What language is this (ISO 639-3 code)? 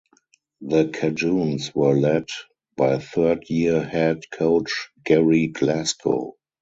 eng